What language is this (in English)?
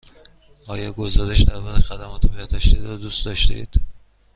Persian